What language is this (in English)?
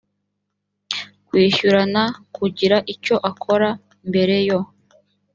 Kinyarwanda